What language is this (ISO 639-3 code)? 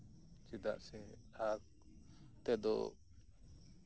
sat